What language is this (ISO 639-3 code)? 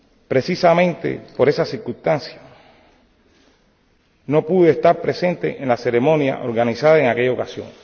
spa